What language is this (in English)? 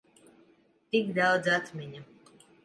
Latvian